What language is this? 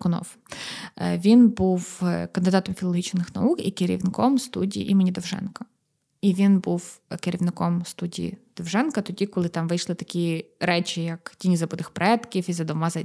Ukrainian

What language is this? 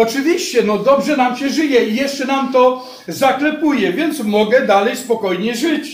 Polish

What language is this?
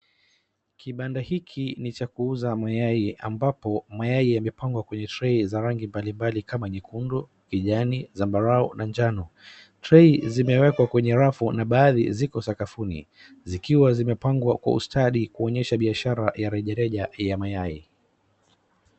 Swahili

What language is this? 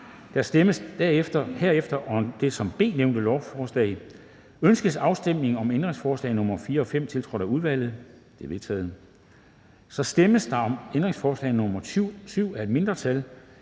Danish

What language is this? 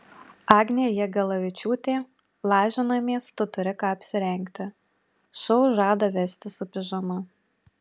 Lithuanian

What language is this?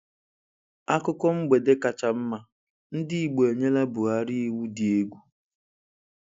Igbo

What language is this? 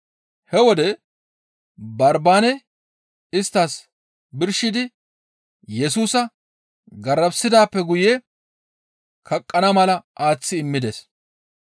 Gamo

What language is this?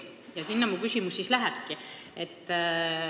Estonian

